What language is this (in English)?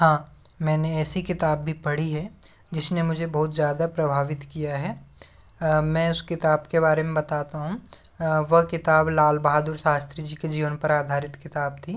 Hindi